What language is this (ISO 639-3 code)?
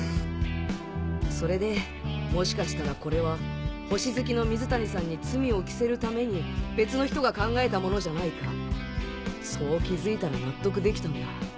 jpn